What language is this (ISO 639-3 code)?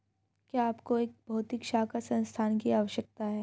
hin